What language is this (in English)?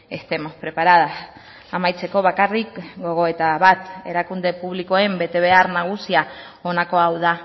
Basque